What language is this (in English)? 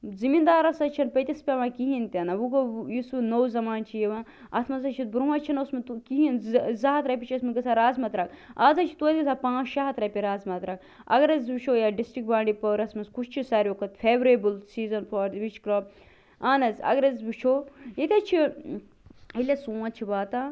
Kashmiri